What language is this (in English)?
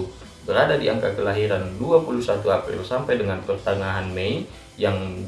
Indonesian